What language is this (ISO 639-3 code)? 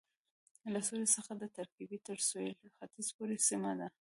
pus